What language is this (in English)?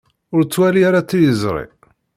Kabyle